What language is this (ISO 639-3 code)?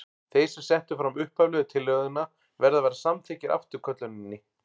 isl